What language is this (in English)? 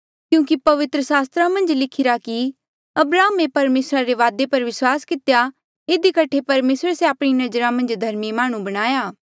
Mandeali